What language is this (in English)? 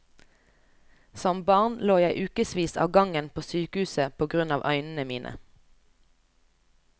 Norwegian